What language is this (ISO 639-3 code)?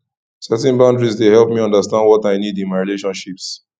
pcm